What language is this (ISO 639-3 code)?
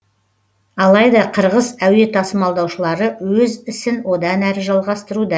kaz